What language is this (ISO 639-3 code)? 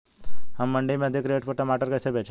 hin